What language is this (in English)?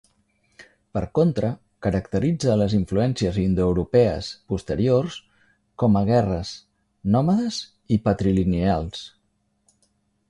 Catalan